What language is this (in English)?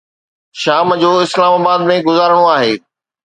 Sindhi